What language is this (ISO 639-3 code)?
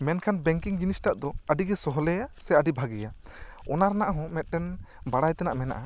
sat